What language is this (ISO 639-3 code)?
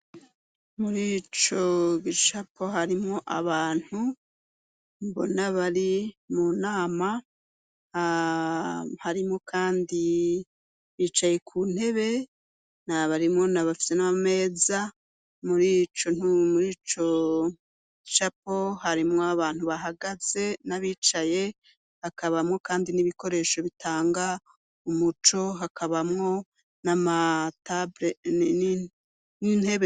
run